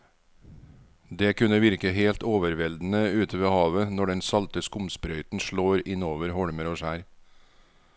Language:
Norwegian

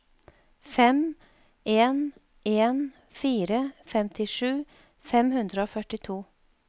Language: Norwegian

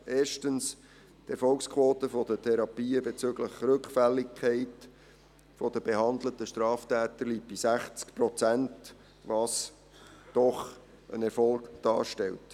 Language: Swiss German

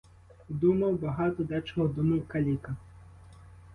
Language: Ukrainian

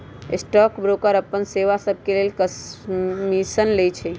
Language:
Magahi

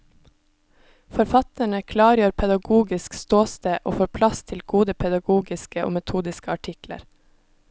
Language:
Norwegian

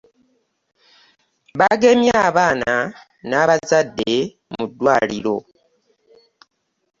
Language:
Ganda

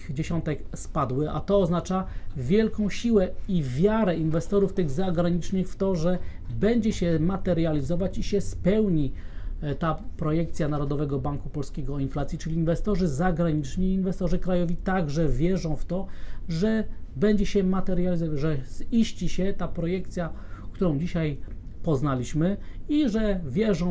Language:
Polish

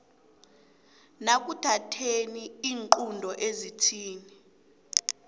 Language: South Ndebele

